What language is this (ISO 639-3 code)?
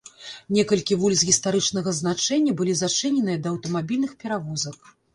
bel